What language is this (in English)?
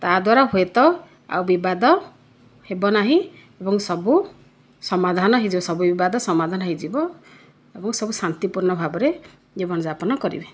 Odia